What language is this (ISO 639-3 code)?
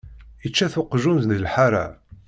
kab